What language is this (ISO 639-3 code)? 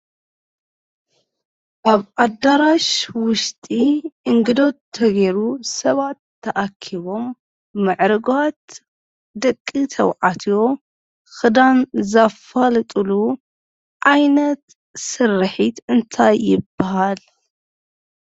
tir